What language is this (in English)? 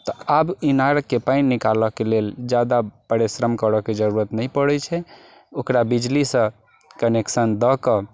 Maithili